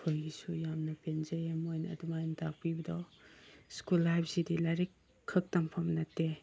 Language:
Manipuri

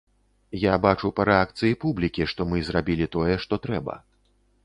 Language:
Belarusian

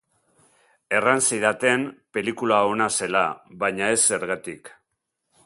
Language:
Basque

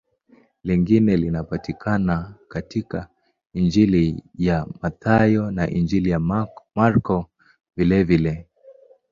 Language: Swahili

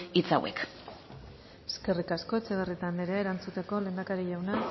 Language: Basque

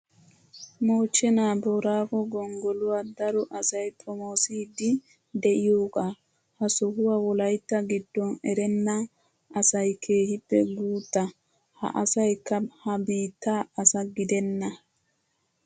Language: Wolaytta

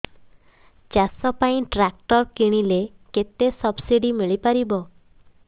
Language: Odia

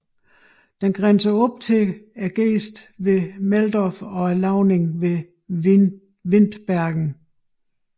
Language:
Danish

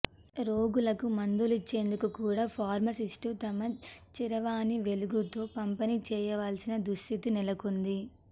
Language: Telugu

